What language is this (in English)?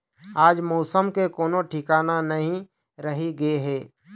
Chhattisgarhi